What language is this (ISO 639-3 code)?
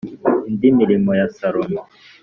kin